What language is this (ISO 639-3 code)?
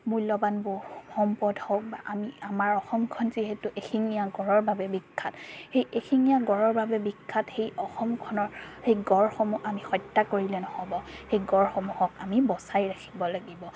asm